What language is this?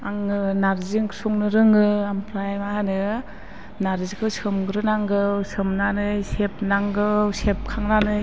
Bodo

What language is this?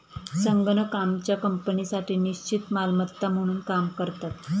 Marathi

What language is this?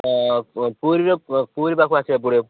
Odia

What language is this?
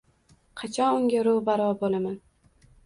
Uzbek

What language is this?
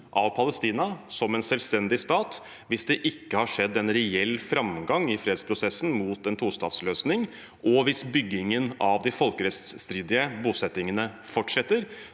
Norwegian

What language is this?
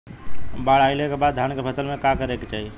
Bhojpuri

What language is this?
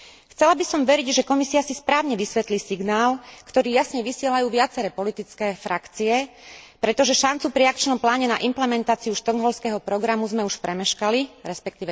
Slovak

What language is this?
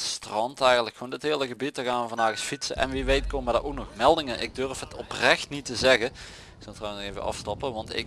Dutch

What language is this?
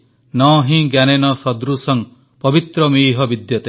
Odia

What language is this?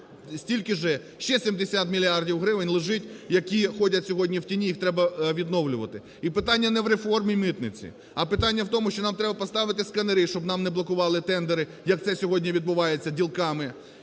Ukrainian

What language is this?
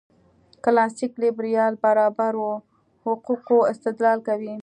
Pashto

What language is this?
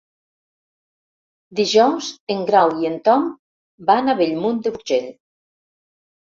Catalan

